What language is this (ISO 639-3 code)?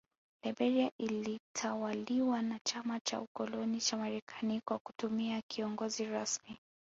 swa